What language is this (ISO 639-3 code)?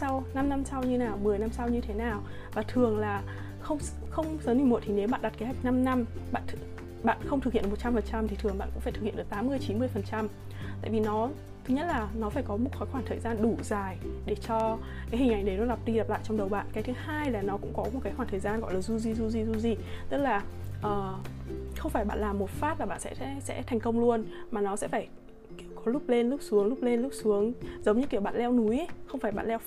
vie